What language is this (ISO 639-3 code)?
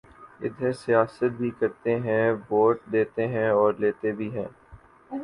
urd